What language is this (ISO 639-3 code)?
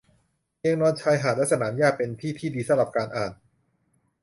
tha